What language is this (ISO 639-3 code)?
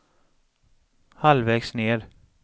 swe